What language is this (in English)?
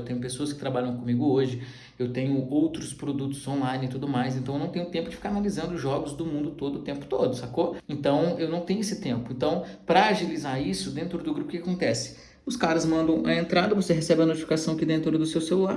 Portuguese